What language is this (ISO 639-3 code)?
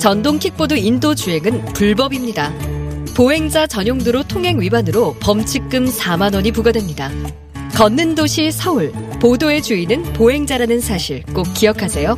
kor